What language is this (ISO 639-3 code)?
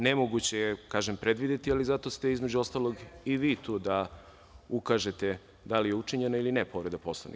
srp